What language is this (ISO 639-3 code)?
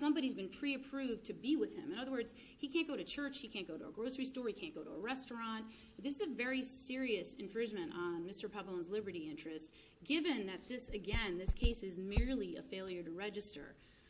eng